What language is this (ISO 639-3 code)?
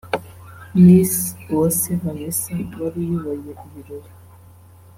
kin